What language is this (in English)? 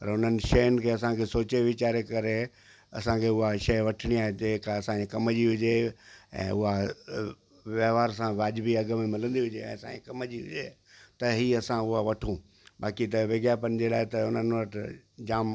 Sindhi